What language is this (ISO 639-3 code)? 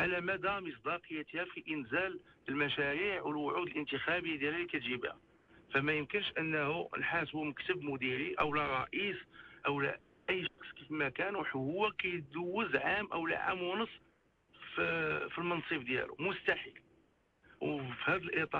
ara